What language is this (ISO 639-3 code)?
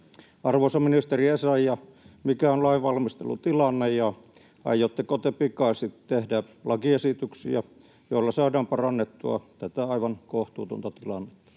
fin